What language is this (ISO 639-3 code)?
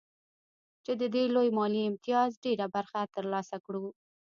pus